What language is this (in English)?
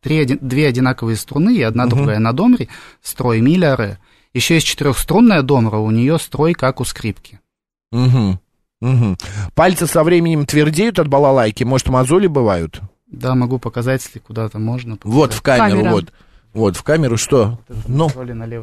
Russian